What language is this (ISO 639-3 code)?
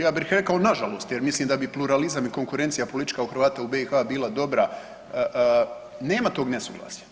hrv